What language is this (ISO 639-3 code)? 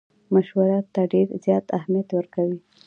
pus